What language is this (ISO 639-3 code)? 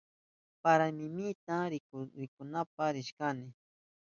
qup